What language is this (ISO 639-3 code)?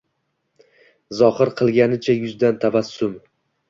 uzb